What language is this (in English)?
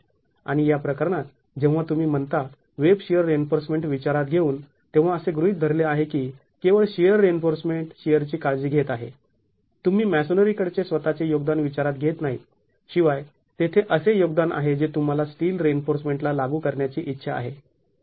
Marathi